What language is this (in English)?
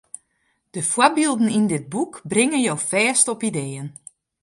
Western Frisian